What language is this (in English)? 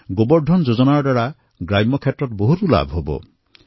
Assamese